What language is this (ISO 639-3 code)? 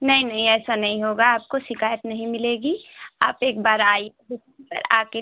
hin